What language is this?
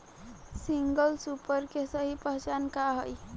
Bhojpuri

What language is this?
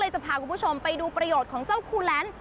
Thai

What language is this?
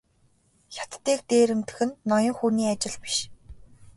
Mongolian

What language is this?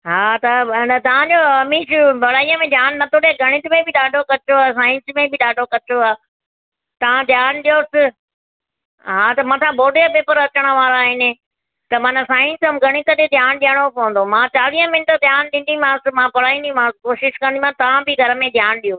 Sindhi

